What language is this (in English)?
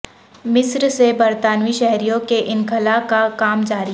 Urdu